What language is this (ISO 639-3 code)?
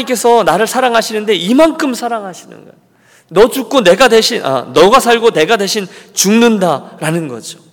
kor